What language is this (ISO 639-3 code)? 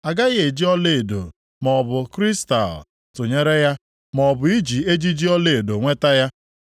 ibo